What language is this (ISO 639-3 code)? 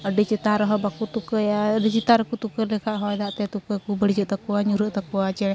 sat